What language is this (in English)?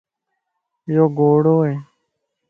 Lasi